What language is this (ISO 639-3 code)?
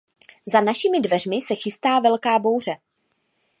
ces